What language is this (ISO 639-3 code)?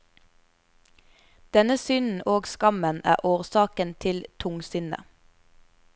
nor